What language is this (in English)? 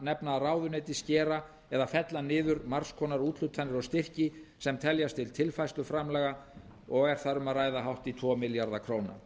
Icelandic